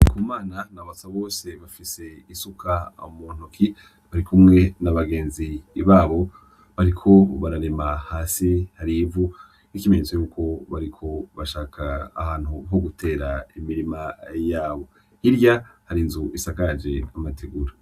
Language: Rundi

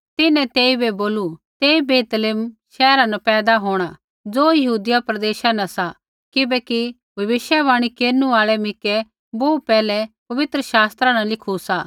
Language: Kullu Pahari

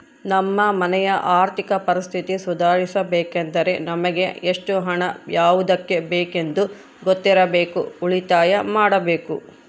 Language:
Kannada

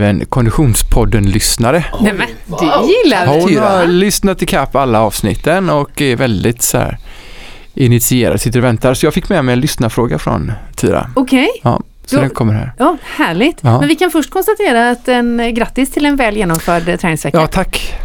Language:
Swedish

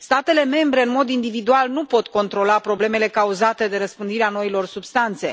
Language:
Romanian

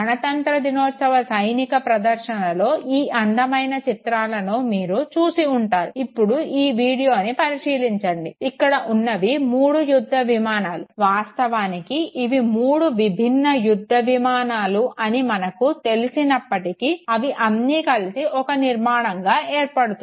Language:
Telugu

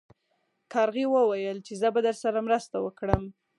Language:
Pashto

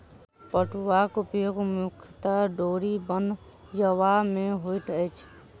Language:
Maithili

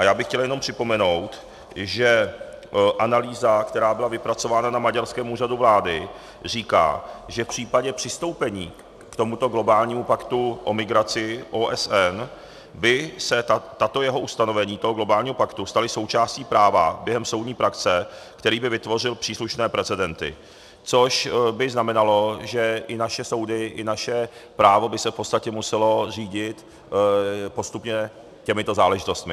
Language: Czech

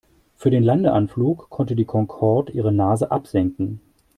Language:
German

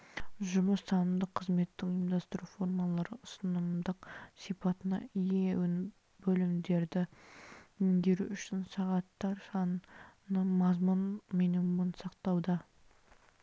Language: Kazakh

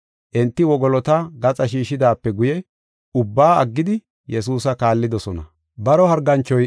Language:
Gofa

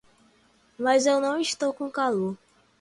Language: Portuguese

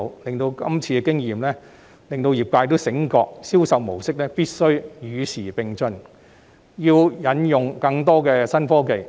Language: Cantonese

